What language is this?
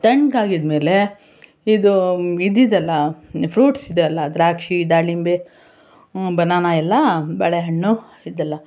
Kannada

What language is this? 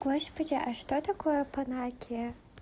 Russian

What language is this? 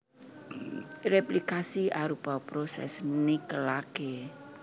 Javanese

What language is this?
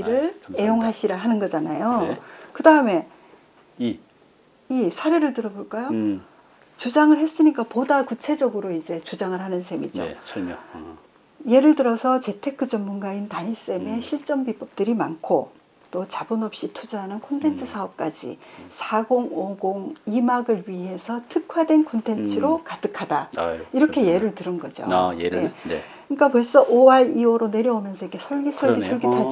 Korean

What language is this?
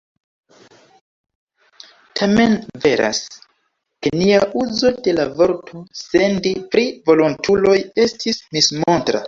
Esperanto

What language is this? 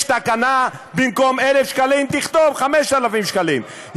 Hebrew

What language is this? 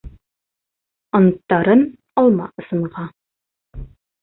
Bashkir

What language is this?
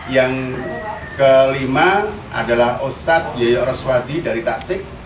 Indonesian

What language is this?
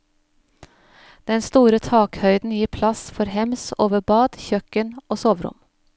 Norwegian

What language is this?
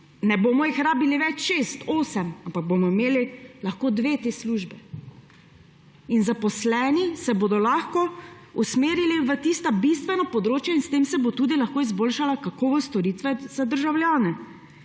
Slovenian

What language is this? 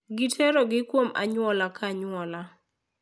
Luo (Kenya and Tanzania)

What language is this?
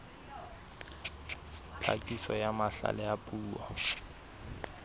Southern Sotho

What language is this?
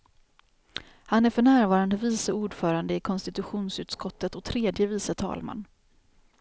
Swedish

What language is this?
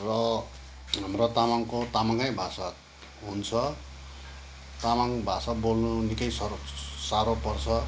Nepali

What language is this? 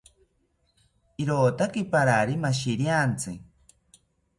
South Ucayali Ashéninka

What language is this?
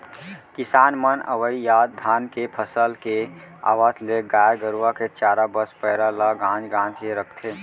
Chhattisgarhi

